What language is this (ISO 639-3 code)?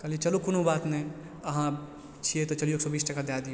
mai